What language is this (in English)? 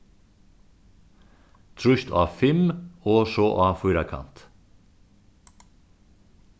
Faroese